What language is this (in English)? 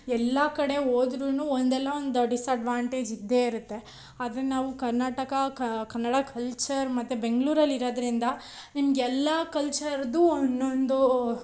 Kannada